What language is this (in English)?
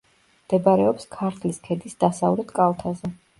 Georgian